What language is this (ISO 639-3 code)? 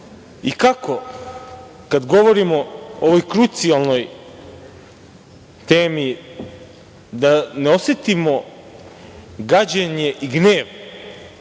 srp